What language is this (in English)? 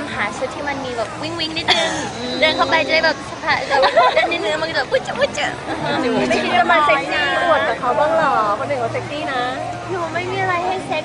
Thai